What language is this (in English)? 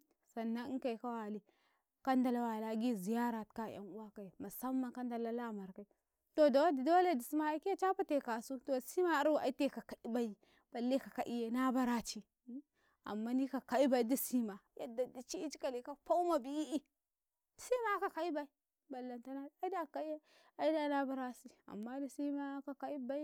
Karekare